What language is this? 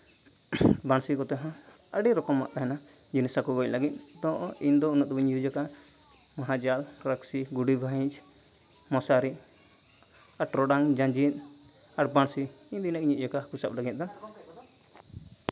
Santali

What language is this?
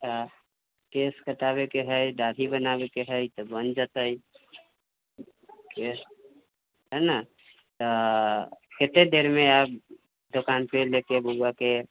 Maithili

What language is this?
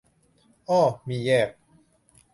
Thai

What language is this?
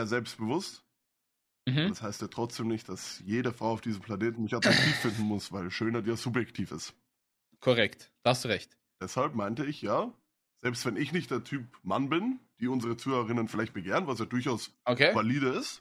German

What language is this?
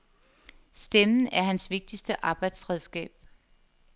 Danish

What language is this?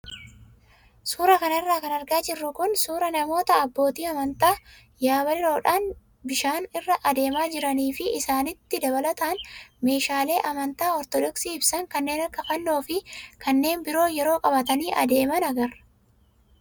Oromo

